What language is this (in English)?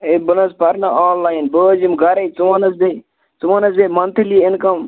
Kashmiri